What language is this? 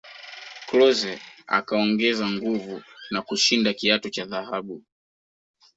Swahili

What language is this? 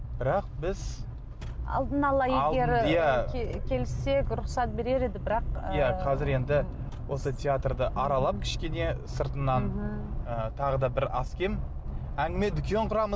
Kazakh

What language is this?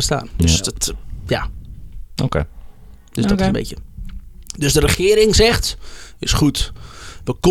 Dutch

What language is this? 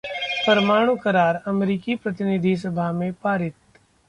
Hindi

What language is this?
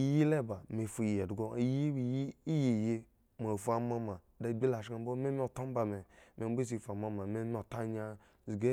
Eggon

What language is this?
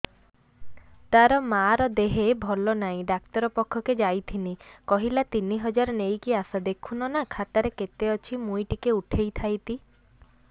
Odia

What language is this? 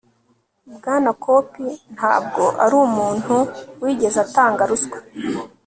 Kinyarwanda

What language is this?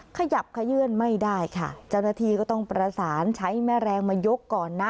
Thai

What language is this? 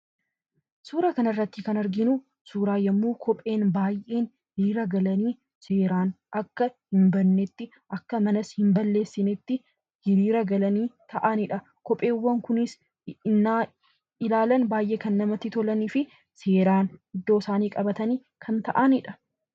Oromo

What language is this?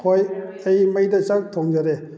Manipuri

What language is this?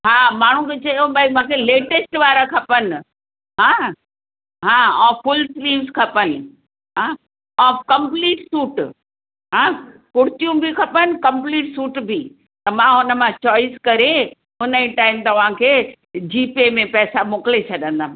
Sindhi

